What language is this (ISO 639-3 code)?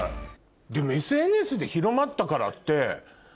jpn